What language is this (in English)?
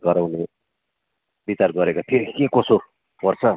Nepali